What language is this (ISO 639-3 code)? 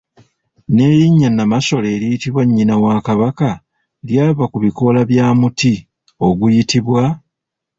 lug